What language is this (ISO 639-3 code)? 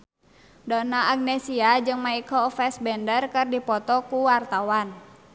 sun